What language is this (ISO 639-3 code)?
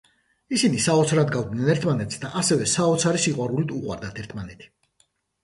kat